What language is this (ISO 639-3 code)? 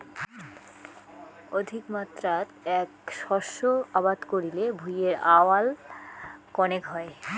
ben